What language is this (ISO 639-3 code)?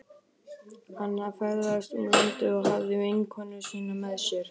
isl